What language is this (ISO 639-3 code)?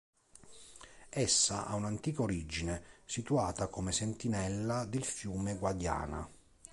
ita